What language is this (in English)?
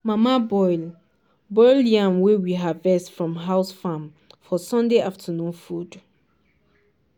Nigerian Pidgin